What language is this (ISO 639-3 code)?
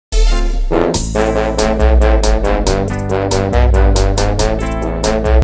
ind